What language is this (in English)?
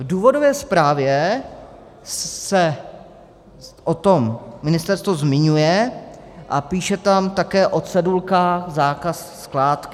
Czech